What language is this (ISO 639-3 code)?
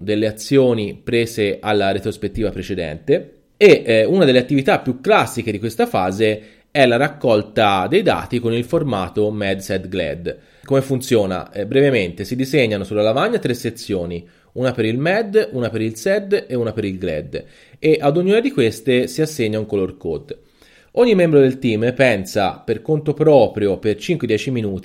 ita